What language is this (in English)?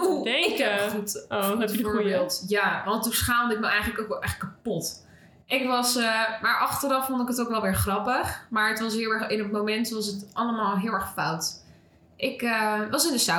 Dutch